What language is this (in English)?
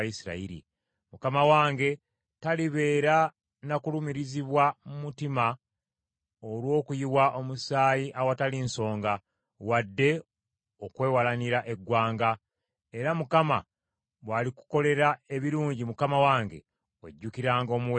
Ganda